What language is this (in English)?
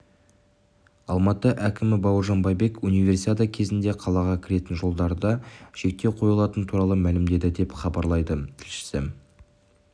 Kazakh